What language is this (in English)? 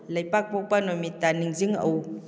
Manipuri